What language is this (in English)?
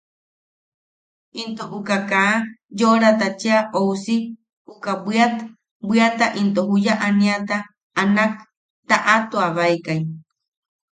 Yaqui